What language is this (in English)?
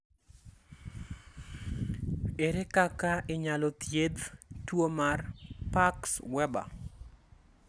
Luo (Kenya and Tanzania)